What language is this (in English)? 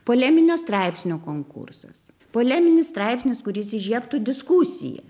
Lithuanian